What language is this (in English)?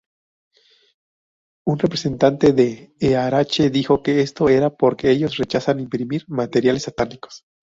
Spanish